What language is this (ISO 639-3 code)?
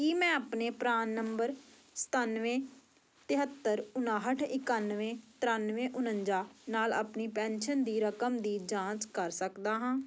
pan